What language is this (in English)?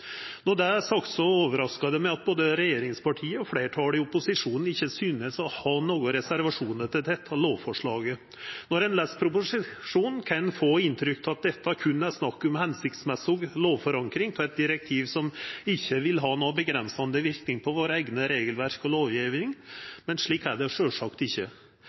Norwegian Nynorsk